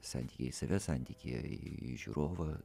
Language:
Lithuanian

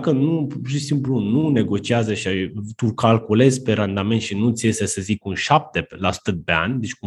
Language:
Romanian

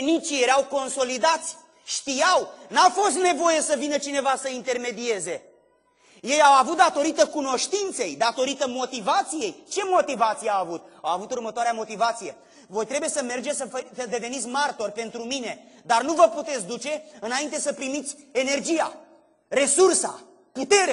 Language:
Romanian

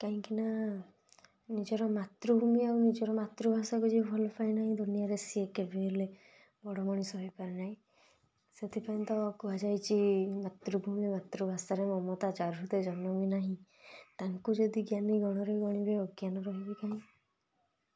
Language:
Odia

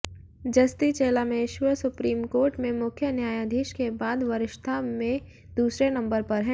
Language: Hindi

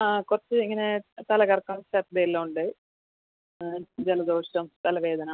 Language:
Malayalam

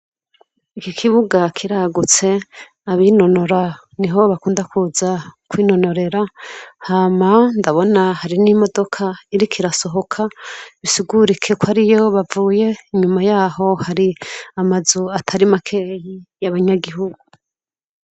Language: Rundi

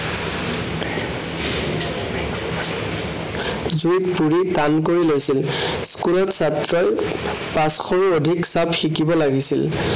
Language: Assamese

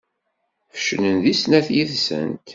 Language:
Kabyle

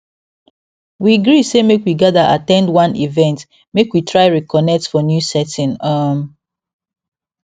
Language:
Nigerian Pidgin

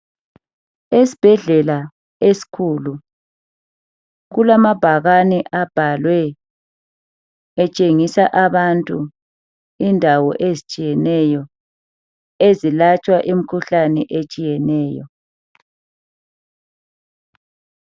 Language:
North Ndebele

